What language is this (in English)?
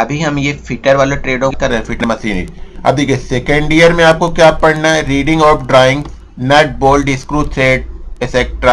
Hindi